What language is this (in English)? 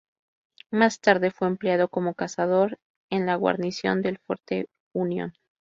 Spanish